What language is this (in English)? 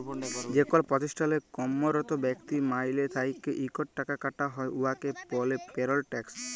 Bangla